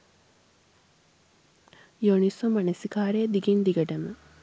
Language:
Sinhala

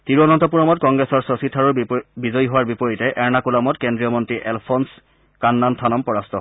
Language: Assamese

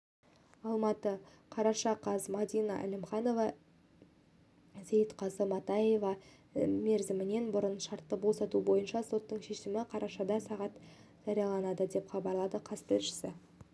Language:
Kazakh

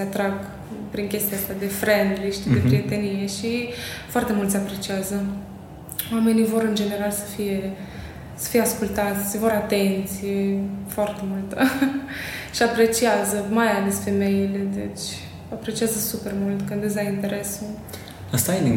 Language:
Romanian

